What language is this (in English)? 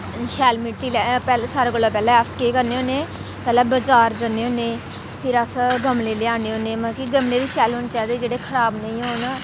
Dogri